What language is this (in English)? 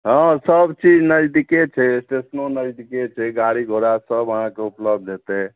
Maithili